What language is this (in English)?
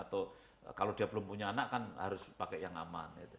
Indonesian